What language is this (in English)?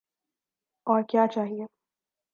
Urdu